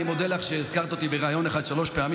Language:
Hebrew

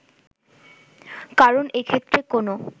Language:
Bangla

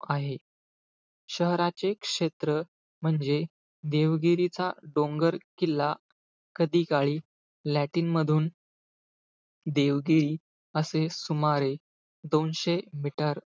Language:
Marathi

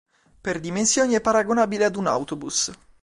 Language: Italian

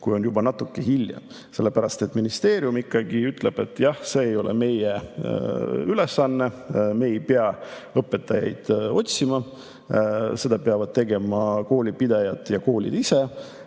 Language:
Estonian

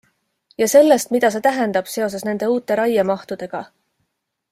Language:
Estonian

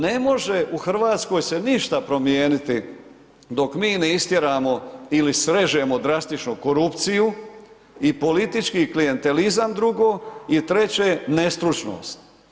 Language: Croatian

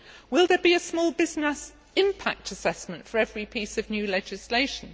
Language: English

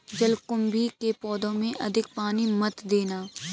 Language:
Hindi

